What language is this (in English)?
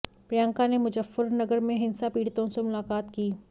Hindi